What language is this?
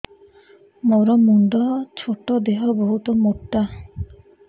Odia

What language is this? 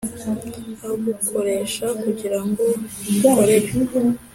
Kinyarwanda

